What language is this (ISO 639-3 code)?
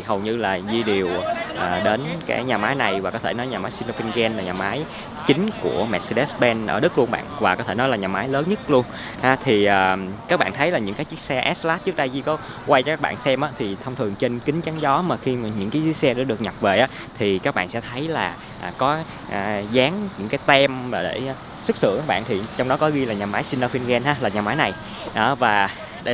vie